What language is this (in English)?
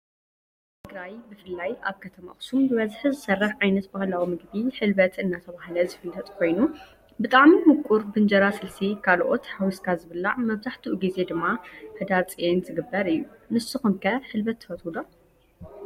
Tigrinya